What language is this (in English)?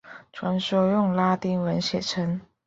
Chinese